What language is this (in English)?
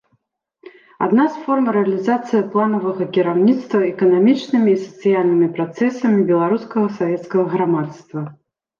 Belarusian